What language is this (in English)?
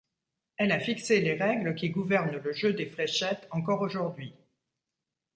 French